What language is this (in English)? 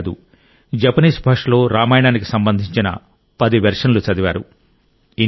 Telugu